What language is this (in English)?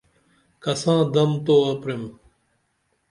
Dameli